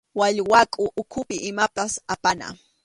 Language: Arequipa-La Unión Quechua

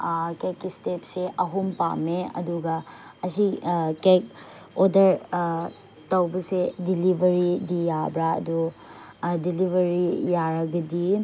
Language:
Manipuri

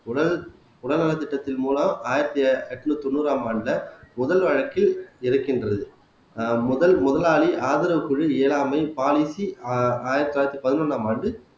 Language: Tamil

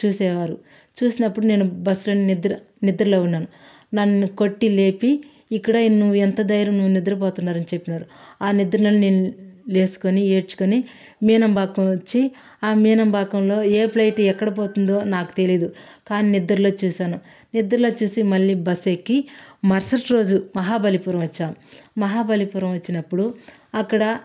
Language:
Telugu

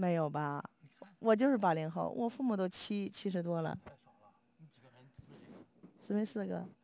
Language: Chinese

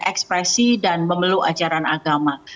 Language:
Indonesian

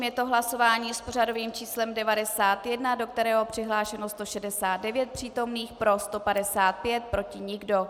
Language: Czech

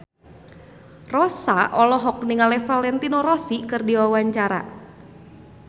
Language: Sundanese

